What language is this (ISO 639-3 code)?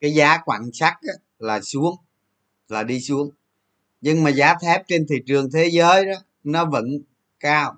vie